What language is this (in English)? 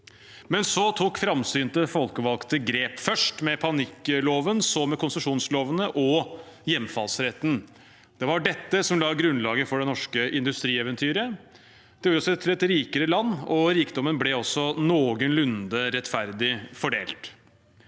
Norwegian